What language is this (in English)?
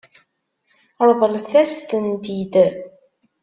Kabyle